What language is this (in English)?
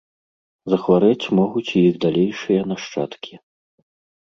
Belarusian